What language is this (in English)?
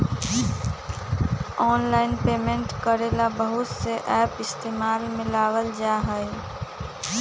Magahi